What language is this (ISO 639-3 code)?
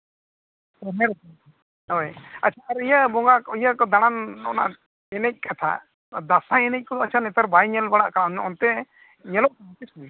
sat